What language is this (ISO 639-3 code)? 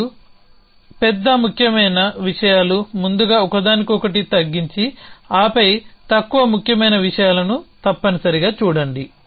tel